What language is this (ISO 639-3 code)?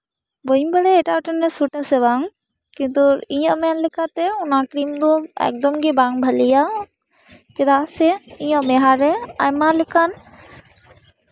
sat